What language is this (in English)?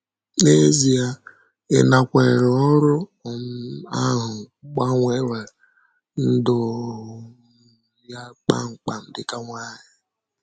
Igbo